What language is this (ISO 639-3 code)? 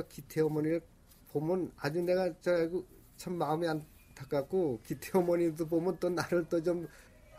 kor